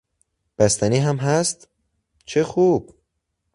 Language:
Persian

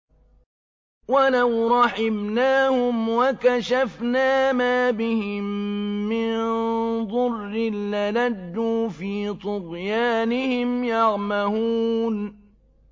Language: Arabic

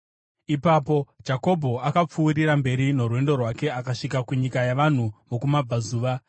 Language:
Shona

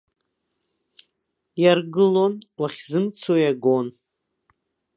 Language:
Abkhazian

